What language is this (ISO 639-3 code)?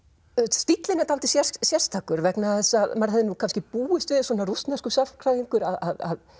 isl